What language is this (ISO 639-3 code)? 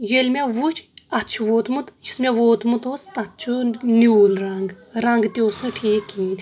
kas